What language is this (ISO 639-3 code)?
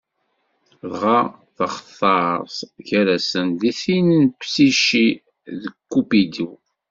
kab